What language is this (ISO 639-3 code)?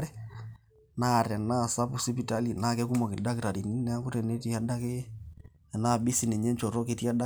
mas